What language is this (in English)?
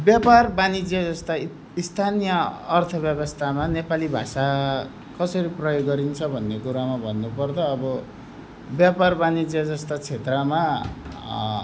Nepali